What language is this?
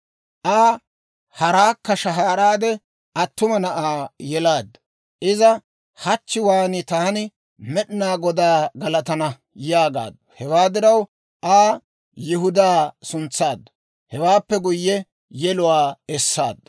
Dawro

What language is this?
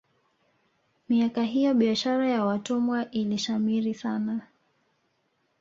Swahili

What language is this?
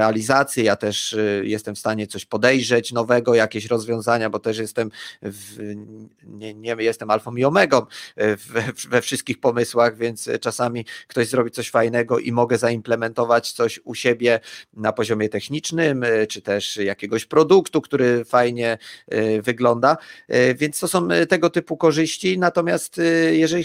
Polish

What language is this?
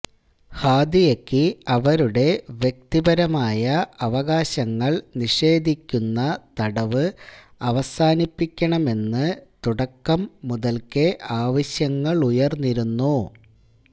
Malayalam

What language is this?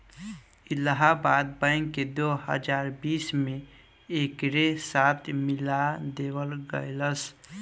Bhojpuri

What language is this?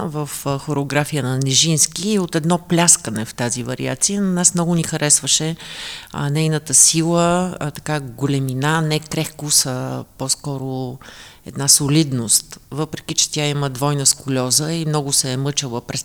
Bulgarian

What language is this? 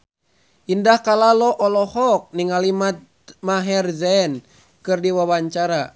Sundanese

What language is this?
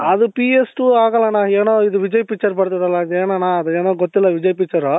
Kannada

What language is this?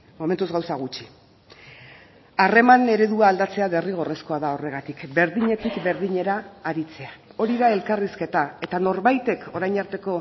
Basque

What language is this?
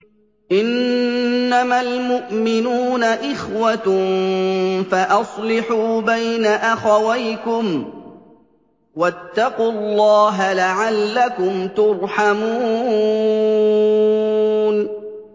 Arabic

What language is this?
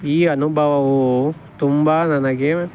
Kannada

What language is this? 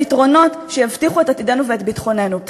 Hebrew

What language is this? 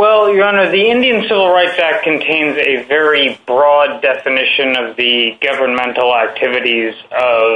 English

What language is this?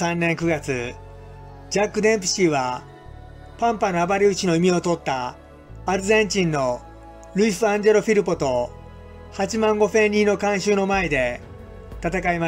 Japanese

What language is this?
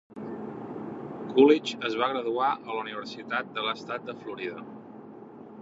Catalan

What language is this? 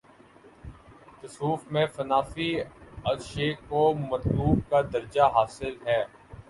Urdu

